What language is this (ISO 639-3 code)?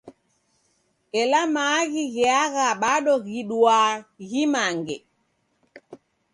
dav